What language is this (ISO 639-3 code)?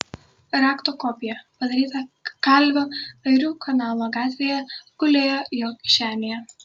lit